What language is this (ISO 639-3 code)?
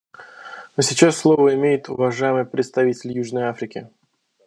rus